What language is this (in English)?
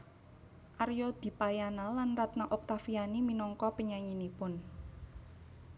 Javanese